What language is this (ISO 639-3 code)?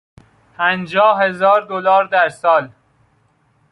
fas